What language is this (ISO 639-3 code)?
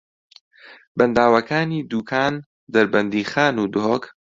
ckb